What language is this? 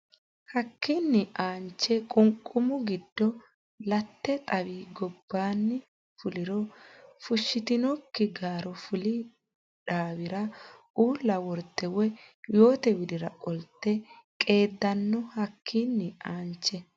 Sidamo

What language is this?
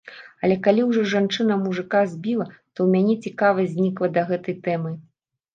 Belarusian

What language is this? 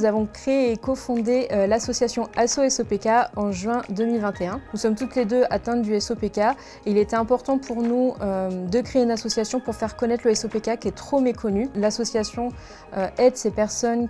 French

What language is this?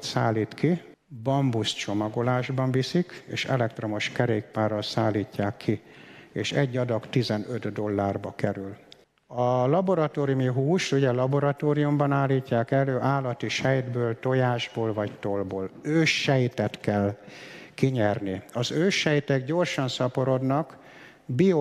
Hungarian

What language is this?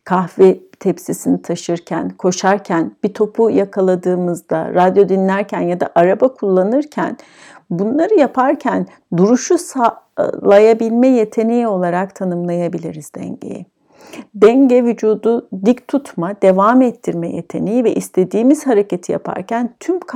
Turkish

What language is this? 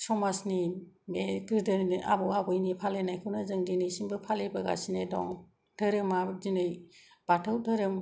Bodo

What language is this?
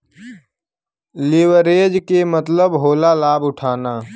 Bhojpuri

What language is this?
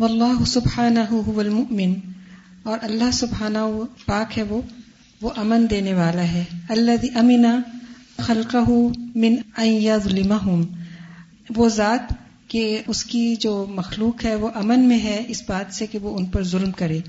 Urdu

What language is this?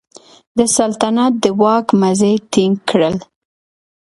Pashto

